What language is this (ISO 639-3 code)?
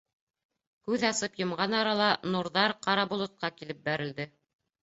bak